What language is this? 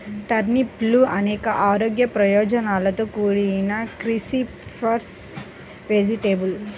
Telugu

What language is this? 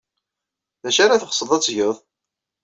Kabyle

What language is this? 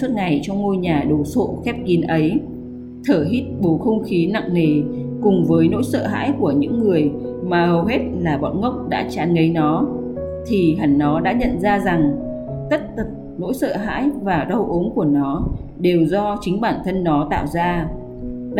Vietnamese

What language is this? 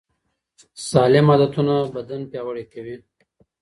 Pashto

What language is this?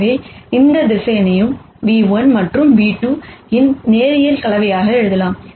Tamil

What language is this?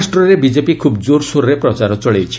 Odia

